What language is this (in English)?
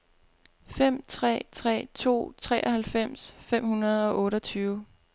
Danish